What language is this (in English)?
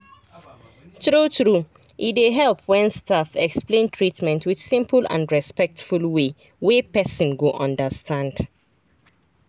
Nigerian Pidgin